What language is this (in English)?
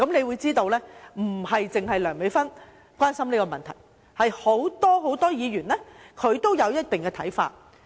Cantonese